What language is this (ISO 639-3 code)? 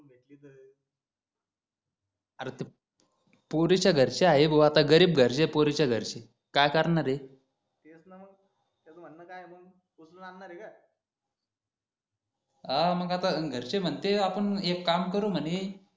mar